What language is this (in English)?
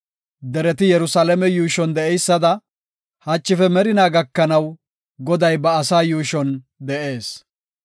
Gofa